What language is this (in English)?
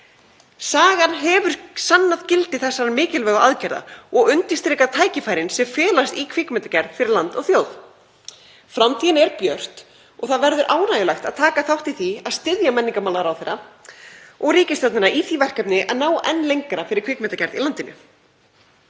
Icelandic